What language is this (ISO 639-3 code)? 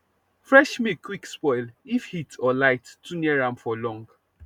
pcm